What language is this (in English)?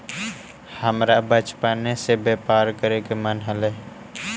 Magahi